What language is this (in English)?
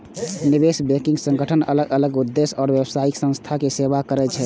Maithili